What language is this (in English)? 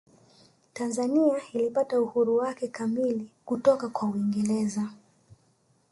Swahili